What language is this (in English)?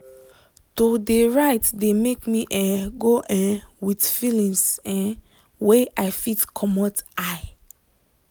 Nigerian Pidgin